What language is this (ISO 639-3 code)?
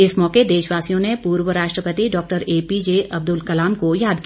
hin